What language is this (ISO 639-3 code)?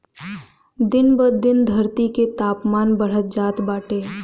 bho